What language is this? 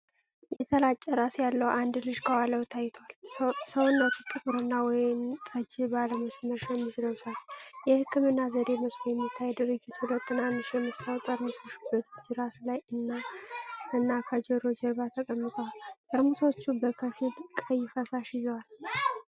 Amharic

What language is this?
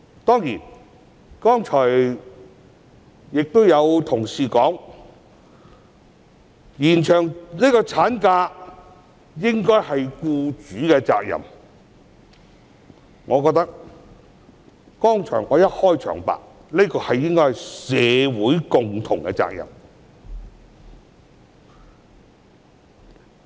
Cantonese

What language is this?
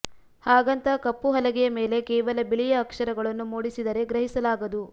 Kannada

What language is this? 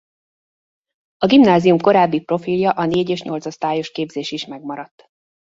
Hungarian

